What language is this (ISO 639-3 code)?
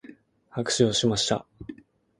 jpn